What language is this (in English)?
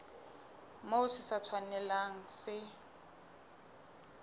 Southern Sotho